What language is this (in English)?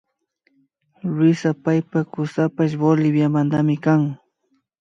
Imbabura Highland Quichua